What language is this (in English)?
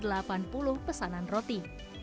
Indonesian